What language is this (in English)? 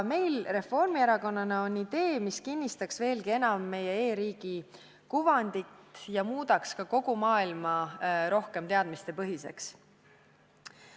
Estonian